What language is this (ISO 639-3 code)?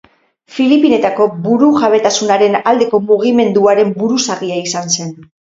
eus